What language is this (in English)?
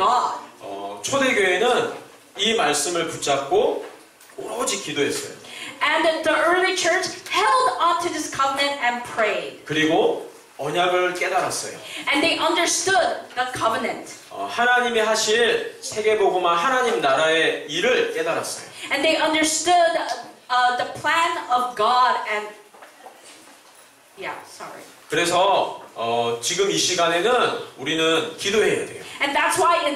Korean